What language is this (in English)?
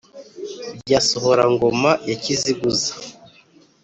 Kinyarwanda